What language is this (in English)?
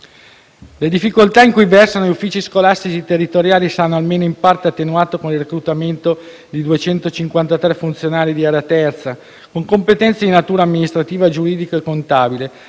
Italian